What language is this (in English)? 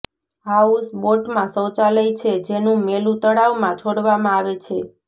Gujarati